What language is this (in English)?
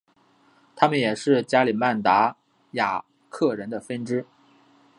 Chinese